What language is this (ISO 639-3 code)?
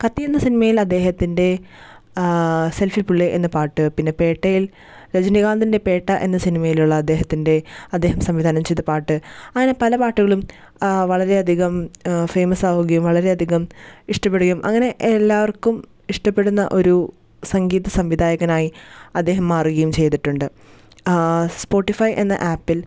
mal